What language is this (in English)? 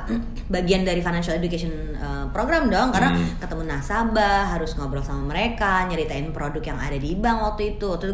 Indonesian